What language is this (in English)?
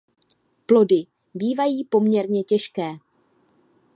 Czech